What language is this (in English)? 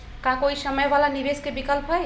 Magahi